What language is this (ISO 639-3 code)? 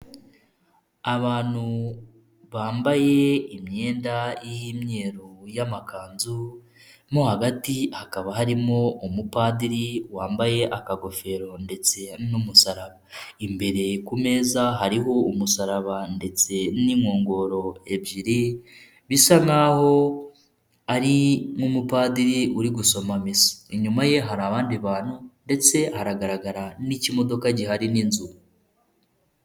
kin